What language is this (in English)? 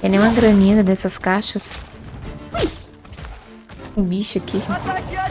Portuguese